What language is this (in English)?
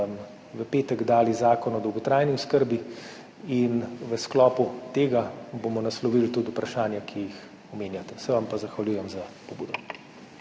Slovenian